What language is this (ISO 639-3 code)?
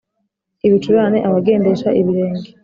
kin